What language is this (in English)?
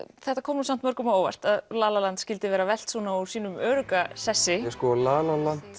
Icelandic